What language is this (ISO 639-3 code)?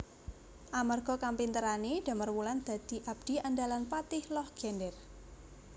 jav